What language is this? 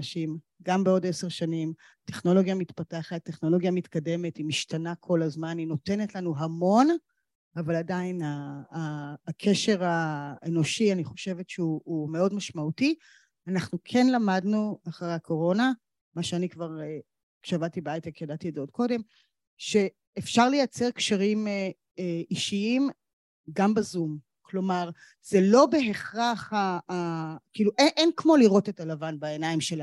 Hebrew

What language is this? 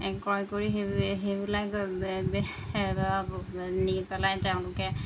Assamese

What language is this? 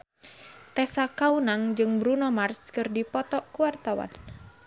Sundanese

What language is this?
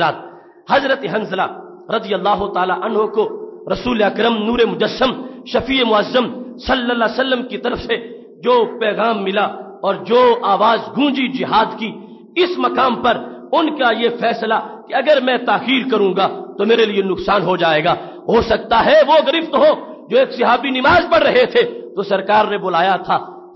Arabic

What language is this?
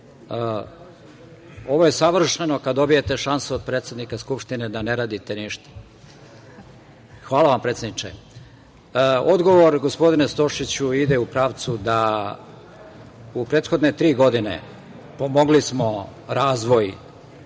Serbian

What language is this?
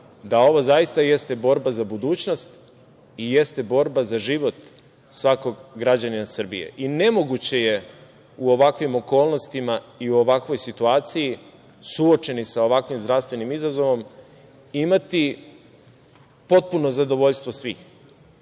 Serbian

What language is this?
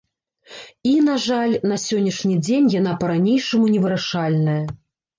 Belarusian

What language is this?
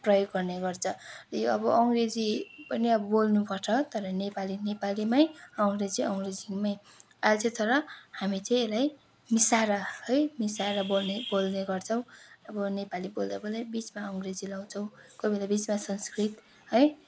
Nepali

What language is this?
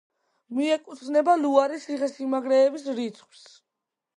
Georgian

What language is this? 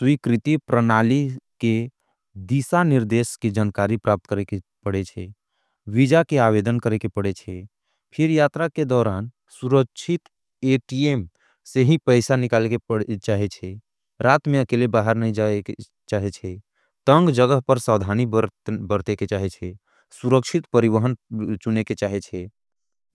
Angika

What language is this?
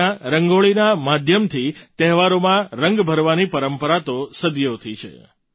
Gujarati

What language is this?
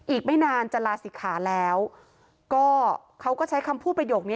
Thai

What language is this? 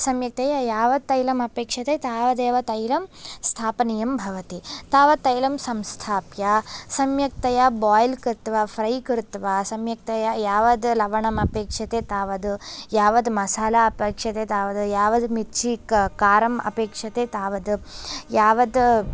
Sanskrit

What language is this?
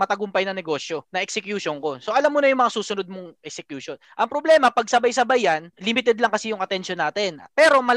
Filipino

